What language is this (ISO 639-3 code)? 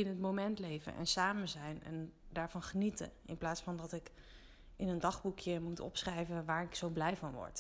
nld